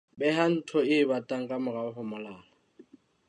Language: Southern Sotho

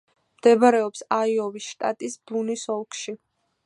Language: Georgian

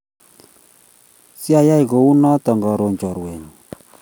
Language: Kalenjin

